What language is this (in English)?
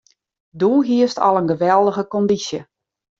Western Frisian